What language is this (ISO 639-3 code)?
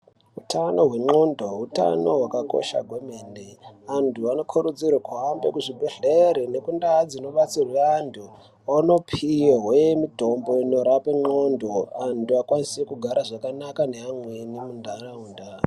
ndc